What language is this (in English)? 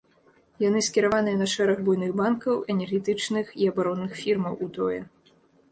Belarusian